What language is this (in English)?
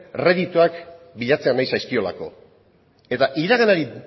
Basque